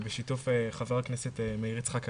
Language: Hebrew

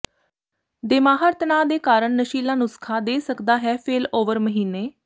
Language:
Punjabi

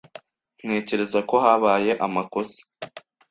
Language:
Kinyarwanda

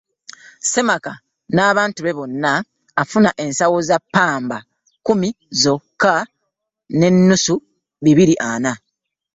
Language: Ganda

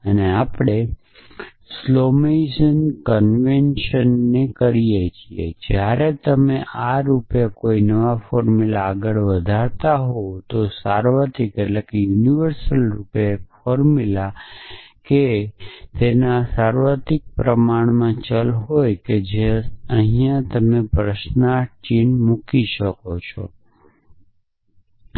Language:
Gujarati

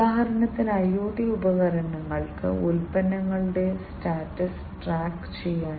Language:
Malayalam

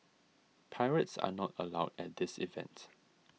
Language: English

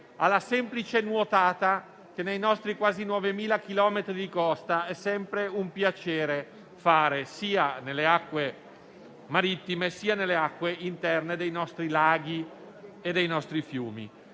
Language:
Italian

